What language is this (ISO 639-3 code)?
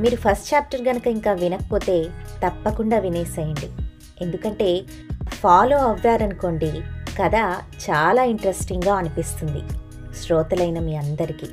tel